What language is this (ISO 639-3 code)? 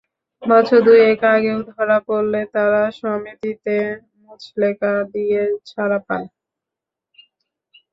ben